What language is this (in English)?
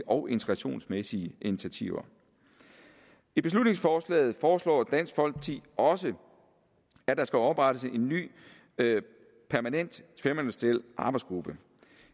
Danish